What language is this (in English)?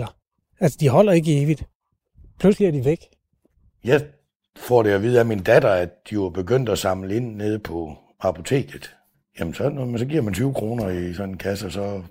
Danish